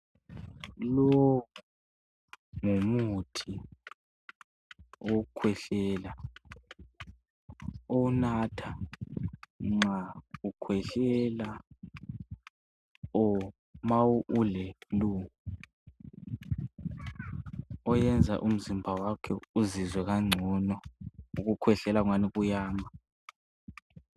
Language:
North Ndebele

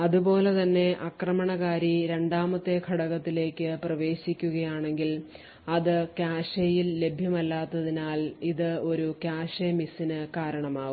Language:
Malayalam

